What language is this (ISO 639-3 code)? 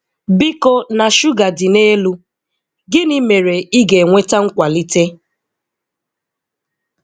ibo